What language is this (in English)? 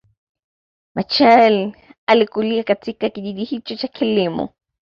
Swahili